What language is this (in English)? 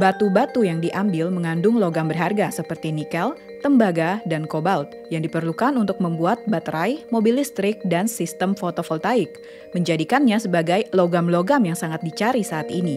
Indonesian